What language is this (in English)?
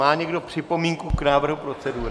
Czech